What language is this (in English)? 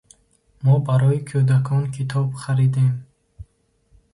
Tajik